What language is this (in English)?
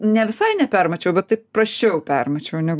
Lithuanian